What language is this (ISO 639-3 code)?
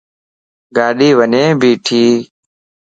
lss